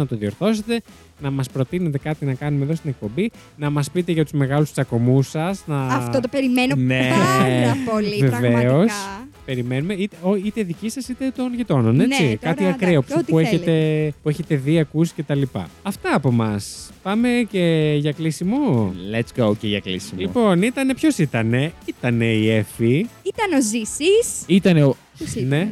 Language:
Greek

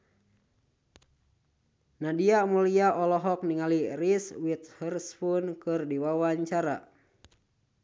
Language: Sundanese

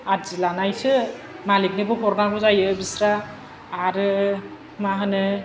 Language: Bodo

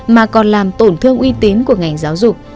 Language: Vietnamese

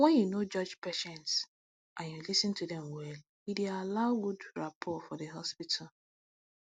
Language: Nigerian Pidgin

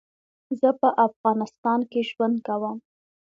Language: Pashto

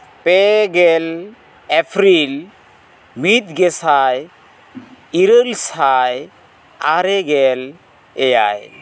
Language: Santali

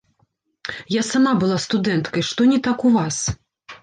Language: Belarusian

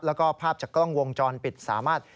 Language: Thai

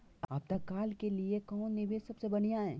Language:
Magahi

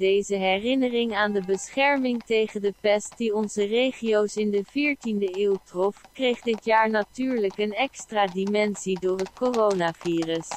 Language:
Dutch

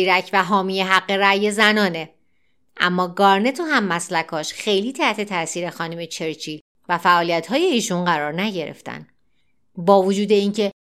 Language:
Persian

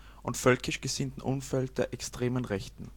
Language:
German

